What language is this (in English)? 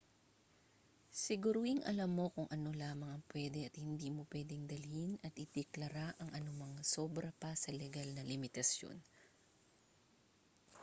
Filipino